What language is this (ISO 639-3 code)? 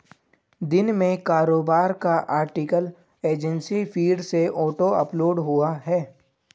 hin